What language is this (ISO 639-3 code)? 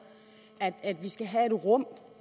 dan